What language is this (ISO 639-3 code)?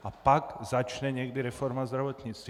ces